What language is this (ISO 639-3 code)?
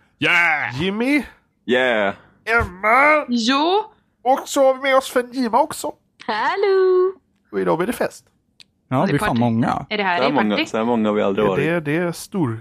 swe